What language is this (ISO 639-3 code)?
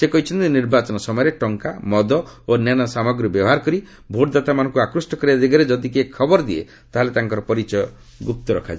ori